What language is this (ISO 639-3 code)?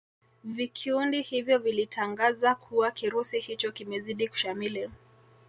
swa